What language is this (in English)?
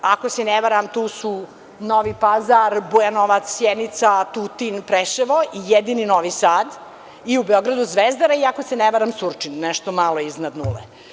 Serbian